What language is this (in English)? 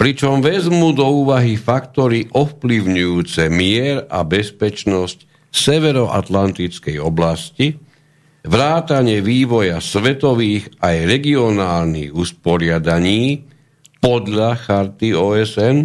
Slovak